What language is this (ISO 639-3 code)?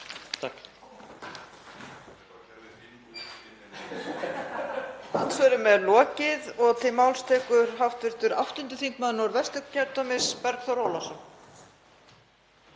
isl